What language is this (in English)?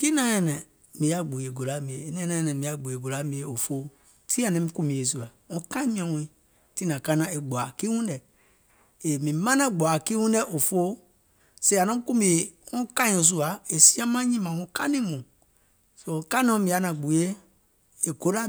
Gola